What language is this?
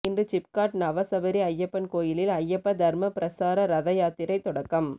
Tamil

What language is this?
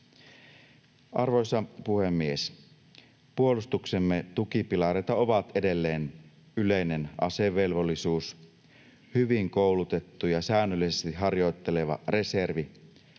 Finnish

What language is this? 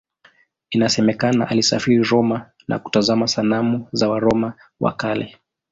Swahili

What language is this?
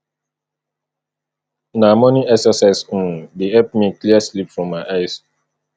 Nigerian Pidgin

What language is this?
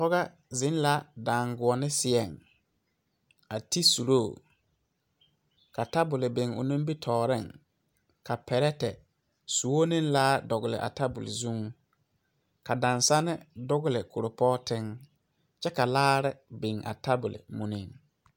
Southern Dagaare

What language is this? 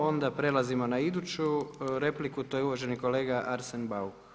Croatian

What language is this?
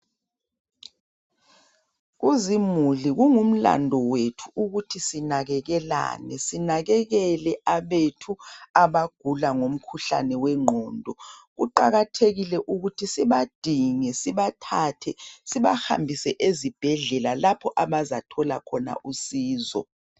North Ndebele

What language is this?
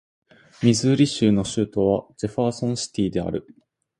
Japanese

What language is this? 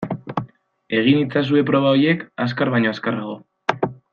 Basque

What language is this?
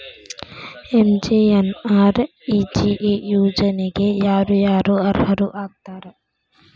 Kannada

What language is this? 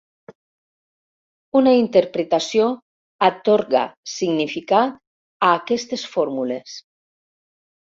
Catalan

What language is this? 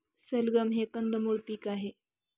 Marathi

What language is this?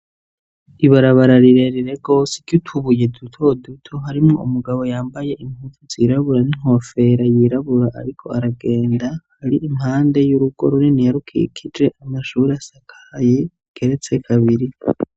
Rundi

